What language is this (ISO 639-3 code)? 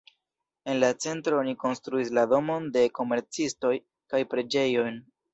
epo